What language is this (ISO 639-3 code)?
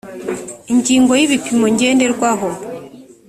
kin